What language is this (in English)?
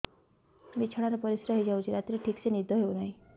Odia